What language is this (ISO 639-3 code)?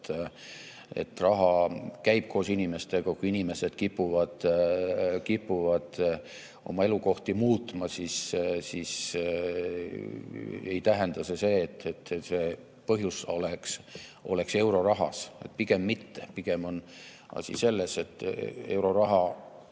est